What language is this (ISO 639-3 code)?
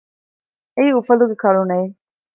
div